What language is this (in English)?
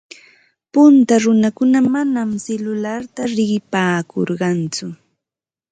Ambo-Pasco Quechua